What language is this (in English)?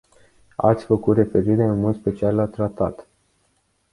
Romanian